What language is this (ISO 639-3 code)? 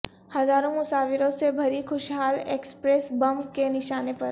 urd